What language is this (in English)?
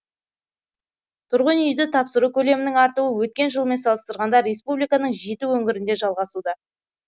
Kazakh